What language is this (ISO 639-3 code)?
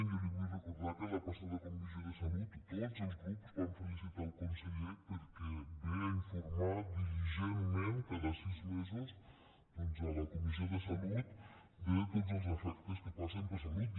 cat